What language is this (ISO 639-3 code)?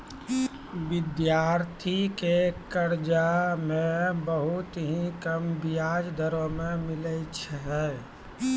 mai